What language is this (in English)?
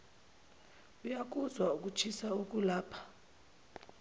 Zulu